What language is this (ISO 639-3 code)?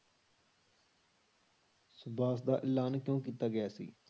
pan